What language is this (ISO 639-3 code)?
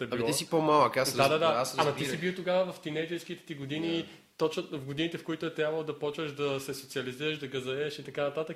bul